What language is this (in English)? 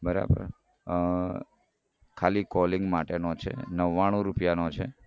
Gujarati